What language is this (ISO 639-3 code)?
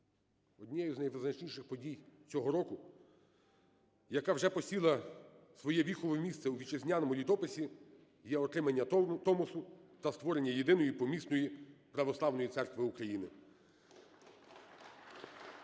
ukr